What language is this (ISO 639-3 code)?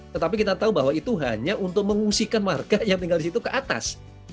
ind